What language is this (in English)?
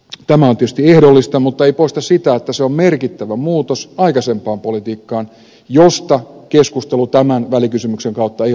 Finnish